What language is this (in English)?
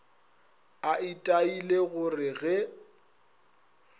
Northern Sotho